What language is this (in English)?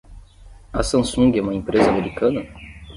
Portuguese